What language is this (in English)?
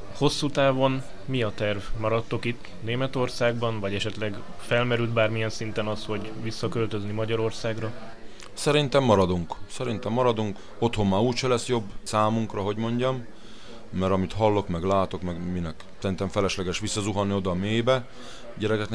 Hungarian